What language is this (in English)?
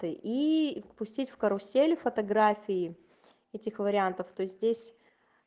Russian